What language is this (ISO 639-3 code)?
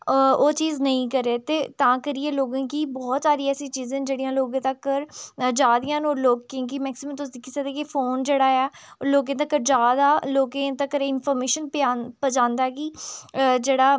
doi